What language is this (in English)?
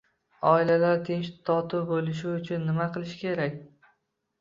Uzbek